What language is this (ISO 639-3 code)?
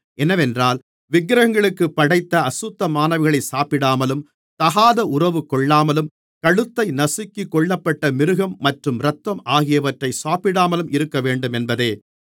tam